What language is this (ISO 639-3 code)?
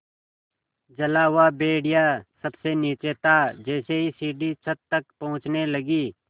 hin